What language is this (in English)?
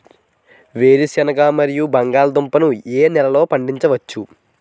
Telugu